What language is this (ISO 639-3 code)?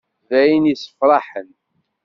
kab